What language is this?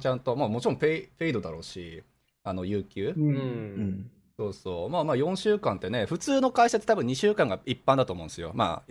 Japanese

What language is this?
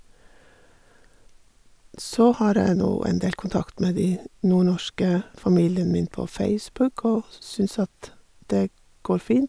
Norwegian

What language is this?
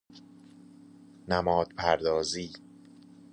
Persian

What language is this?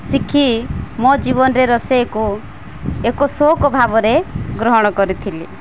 Odia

